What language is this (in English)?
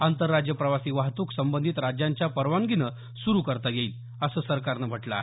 Marathi